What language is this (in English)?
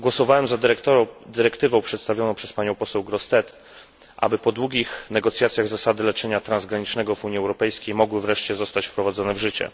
Polish